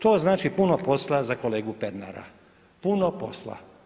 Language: Croatian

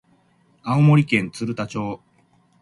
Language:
Japanese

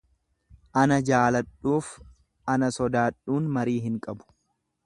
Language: Oromo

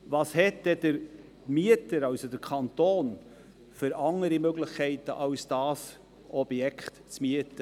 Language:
Swiss German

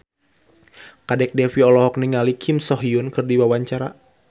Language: Sundanese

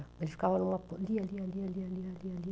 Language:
Portuguese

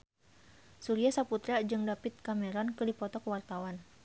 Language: Sundanese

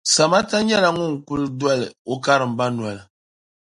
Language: Dagbani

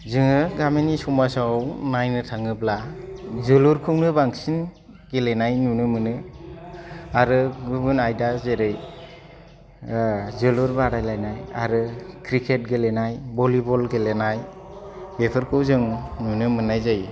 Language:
Bodo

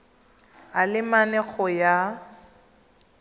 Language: Tswana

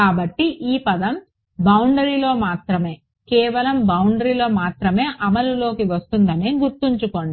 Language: Telugu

